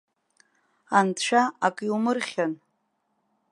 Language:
Abkhazian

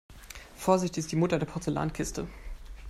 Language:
German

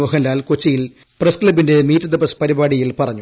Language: Malayalam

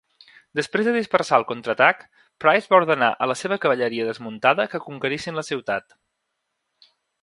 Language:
Catalan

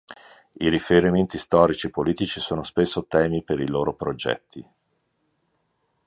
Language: Italian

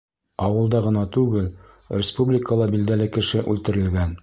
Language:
Bashkir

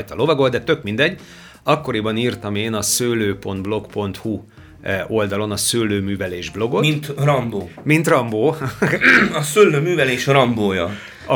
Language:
Hungarian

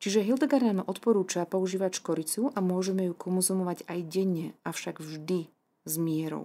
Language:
Slovak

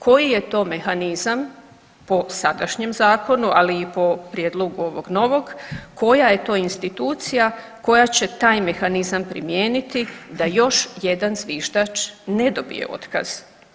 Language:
Croatian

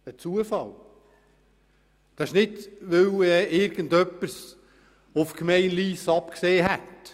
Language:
Swiss German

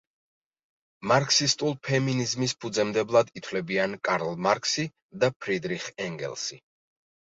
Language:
Georgian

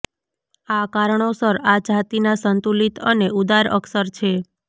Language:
Gujarati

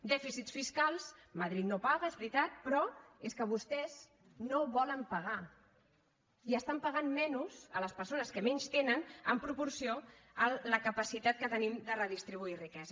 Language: Catalan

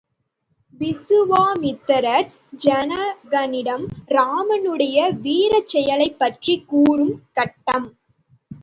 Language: Tamil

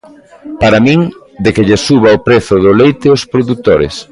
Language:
Galician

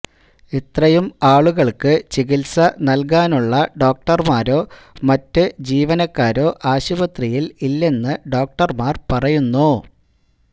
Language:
Malayalam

